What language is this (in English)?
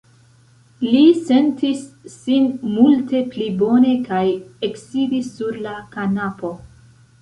Esperanto